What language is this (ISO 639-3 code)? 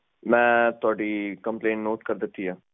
pan